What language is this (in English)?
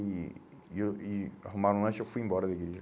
Portuguese